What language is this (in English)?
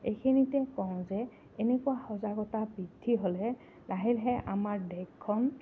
Assamese